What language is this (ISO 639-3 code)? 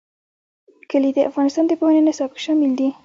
pus